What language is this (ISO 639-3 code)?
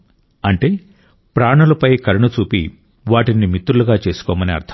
tel